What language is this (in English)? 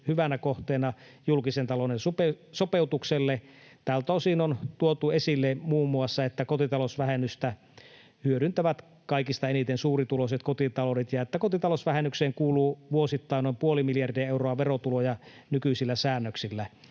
Finnish